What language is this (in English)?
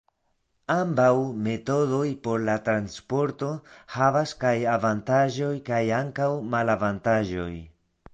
Esperanto